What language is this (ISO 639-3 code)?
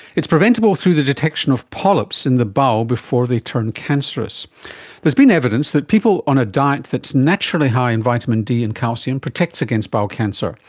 eng